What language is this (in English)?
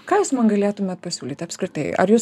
Lithuanian